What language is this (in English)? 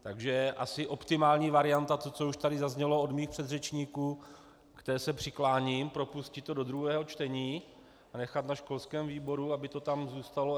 Czech